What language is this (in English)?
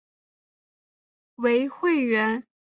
Chinese